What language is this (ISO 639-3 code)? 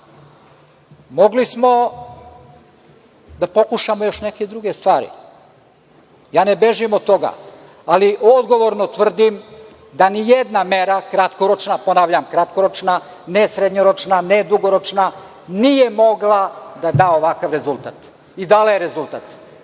srp